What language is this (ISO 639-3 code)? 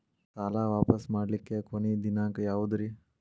kan